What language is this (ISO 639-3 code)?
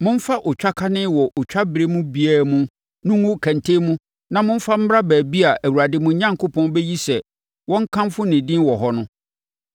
aka